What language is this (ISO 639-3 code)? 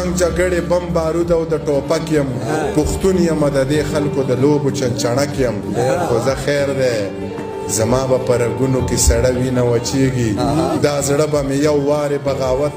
ara